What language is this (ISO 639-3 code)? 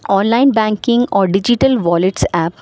urd